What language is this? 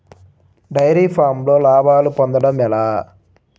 Telugu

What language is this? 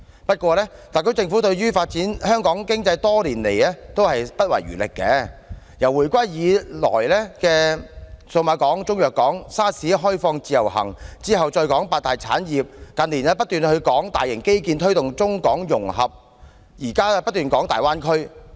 Cantonese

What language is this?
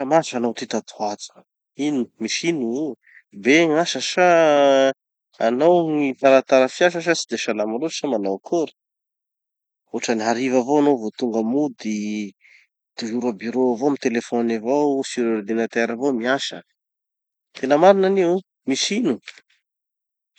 Tanosy Malagasy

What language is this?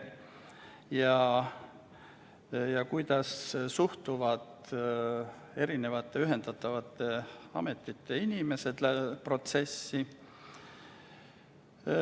Estonian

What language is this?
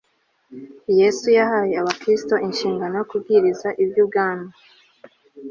Kinyarwanda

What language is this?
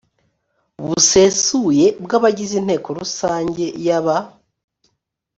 Kinyarwanda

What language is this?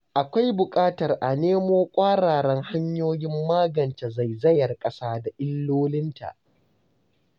Hausa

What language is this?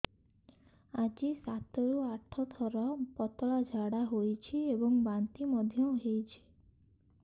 Odia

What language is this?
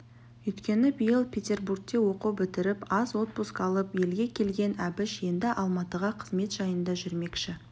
Kazakh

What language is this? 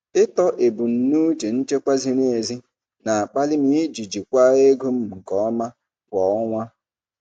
Igbo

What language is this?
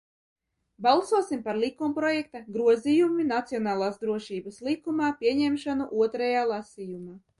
Latvian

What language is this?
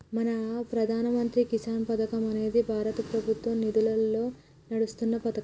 Telugu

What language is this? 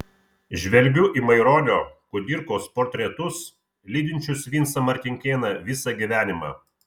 Lithuanian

